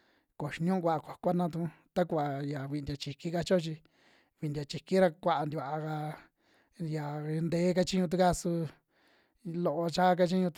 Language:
Western Juxtlahuaca Mixtec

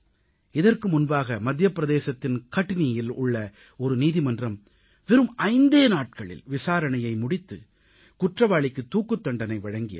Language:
Tamil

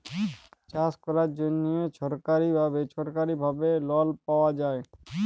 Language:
Bangla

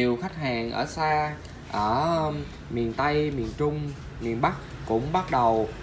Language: Vietnamese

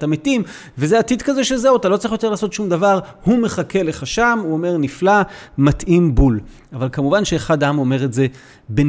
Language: Hebrew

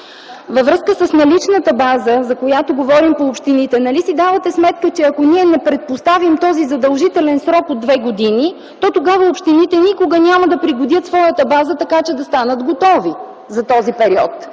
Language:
Bulgarian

